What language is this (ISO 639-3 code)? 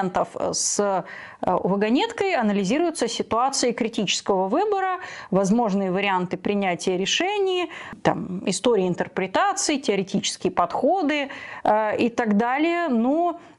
rus